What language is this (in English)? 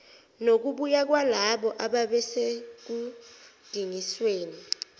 Zulu